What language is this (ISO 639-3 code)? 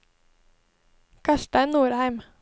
nor